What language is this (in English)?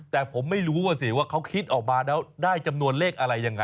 Thai